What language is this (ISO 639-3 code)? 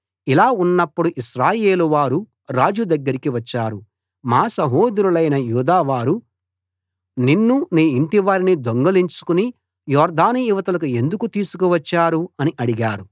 tel